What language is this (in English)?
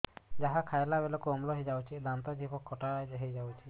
Odia